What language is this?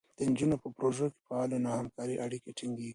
Pashto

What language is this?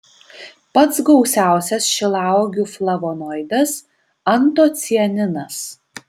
Lithuanian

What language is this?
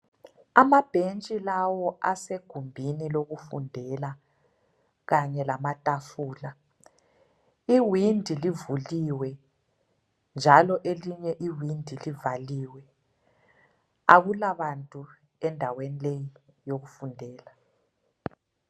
North Ndebele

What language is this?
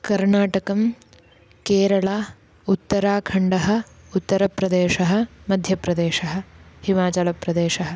Sanskrit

